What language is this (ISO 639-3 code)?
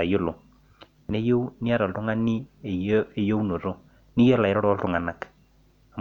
mas